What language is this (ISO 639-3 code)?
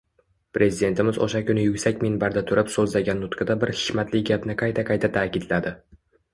uzb